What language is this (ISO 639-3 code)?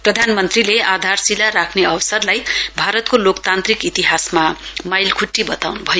nep